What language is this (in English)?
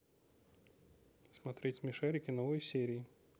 Russian